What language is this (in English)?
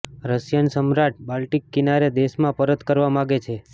Gujarati